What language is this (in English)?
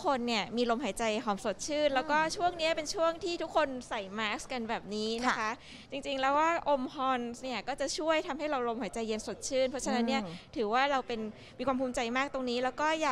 Thai